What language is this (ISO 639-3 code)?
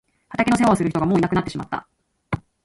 jpn